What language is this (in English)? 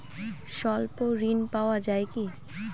Bangla